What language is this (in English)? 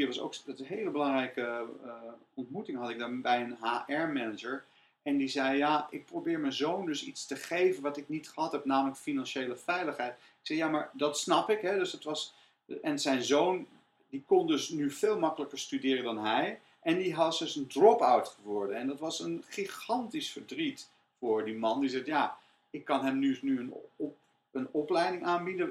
Dutch